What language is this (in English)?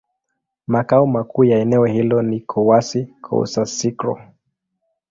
Swahili